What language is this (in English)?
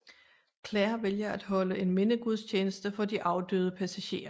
Danish